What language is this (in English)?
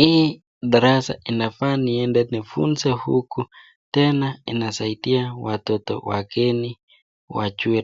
Swahili